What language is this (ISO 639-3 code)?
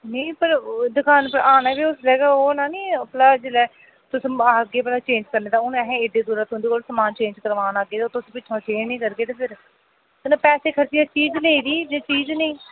doi